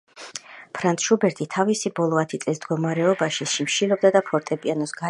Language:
Georgian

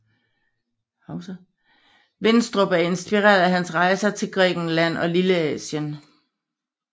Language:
Danish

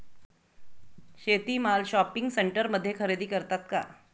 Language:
Marathi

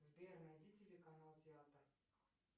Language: Russian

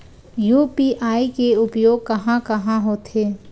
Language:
Chhattisgarhi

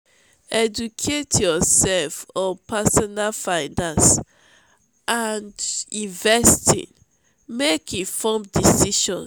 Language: Nigerian Pidgin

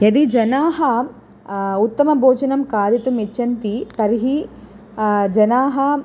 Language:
Sanskrit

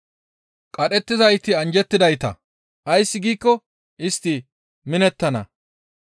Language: Gamo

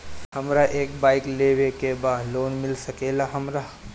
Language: Bhojpuri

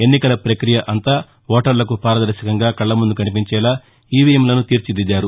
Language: Telugu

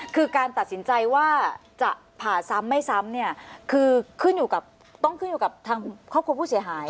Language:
Thai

